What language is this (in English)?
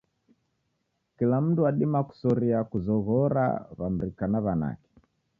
Taita